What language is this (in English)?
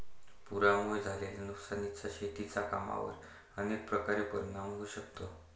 Marathi